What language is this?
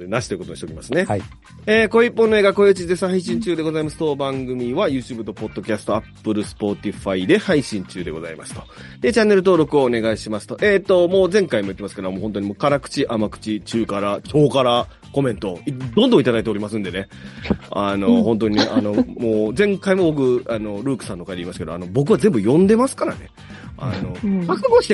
Japanese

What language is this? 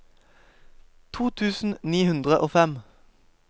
Norwegian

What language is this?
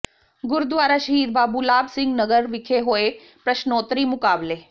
Punjabi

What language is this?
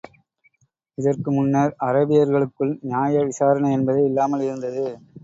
Tamil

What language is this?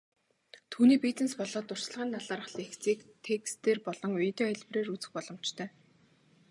Mongolian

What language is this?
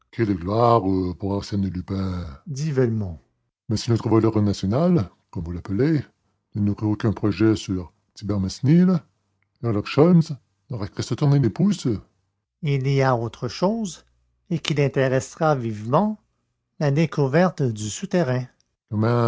French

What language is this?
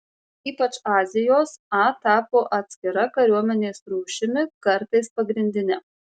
Lithuanian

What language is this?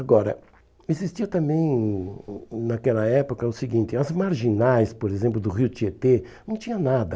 Portuguese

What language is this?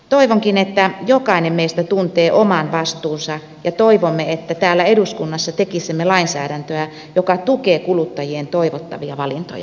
Finnish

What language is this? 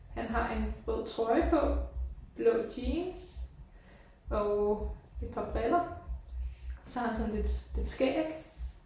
Danish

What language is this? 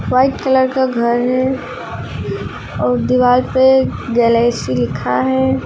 Hindi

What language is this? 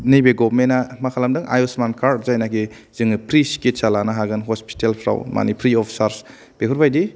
Bodo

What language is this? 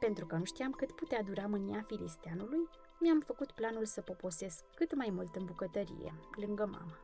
Romanian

